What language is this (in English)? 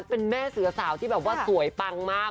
Thai